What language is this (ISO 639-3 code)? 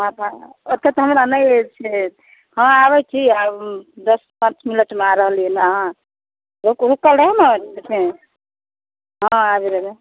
mai